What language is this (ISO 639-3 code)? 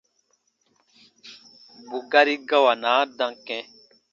bba